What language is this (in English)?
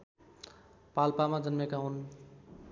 Nepali